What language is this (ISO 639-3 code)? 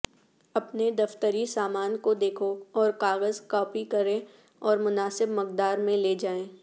urd